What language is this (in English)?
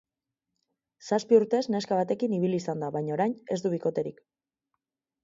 Basque